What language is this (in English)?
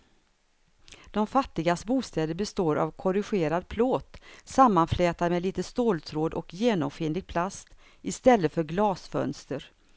Swedish